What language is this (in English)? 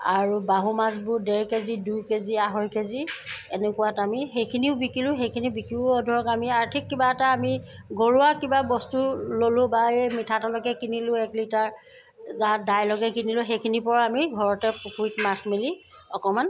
Assamese